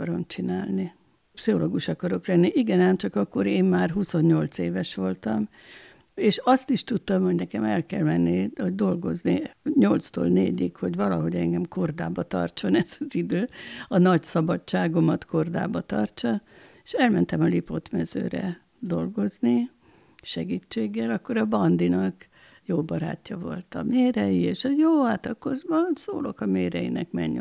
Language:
Hungarian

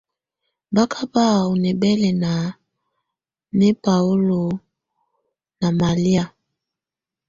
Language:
Tunen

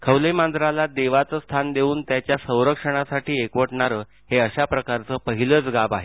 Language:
Marathi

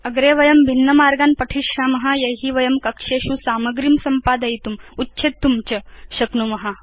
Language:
Sanskrit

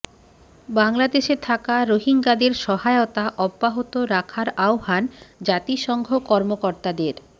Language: Bangla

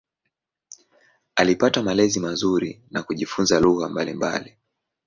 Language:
Swahili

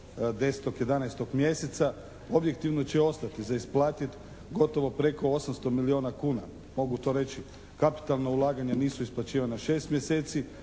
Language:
Croatian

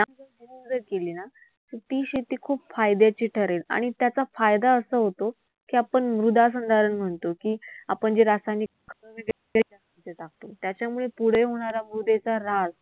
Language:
Marathi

